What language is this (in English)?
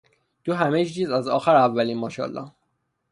Persian